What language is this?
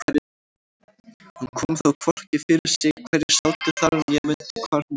Icelandic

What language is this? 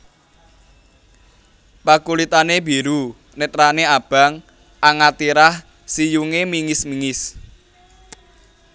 Javanese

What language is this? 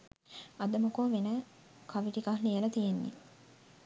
Sinhala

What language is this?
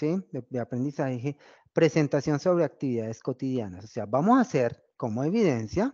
Spanish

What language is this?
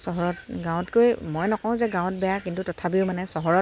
Assamese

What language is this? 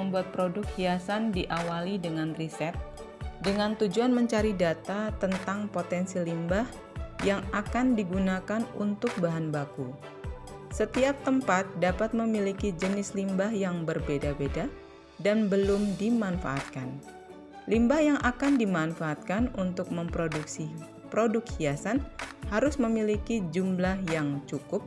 Indonesian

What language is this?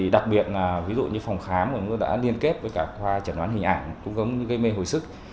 Vietnamese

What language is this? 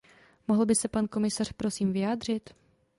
Czech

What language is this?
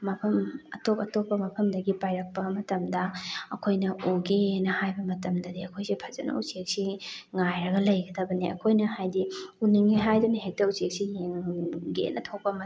Manipuri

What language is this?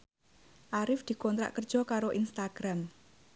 Javanese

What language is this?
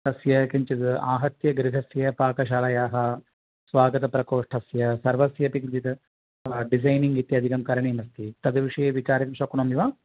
Sanskrit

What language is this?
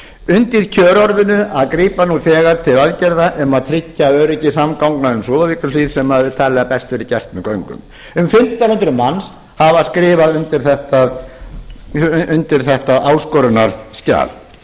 Icelandic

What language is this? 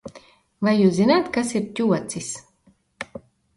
Latvian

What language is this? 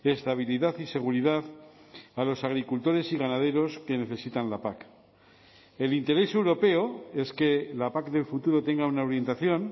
Spanish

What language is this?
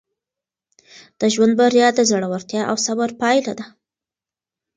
Pashto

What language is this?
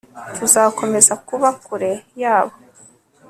Kinyarwanda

